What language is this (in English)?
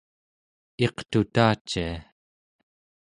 Central Yupik